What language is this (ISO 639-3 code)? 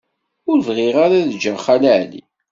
kab